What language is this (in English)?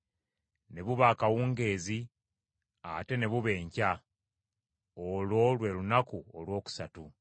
Ganda